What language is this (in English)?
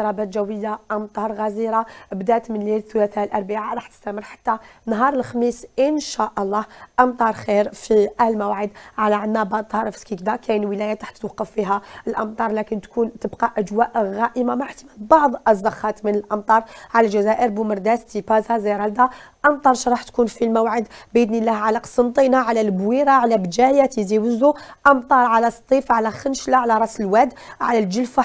Arabic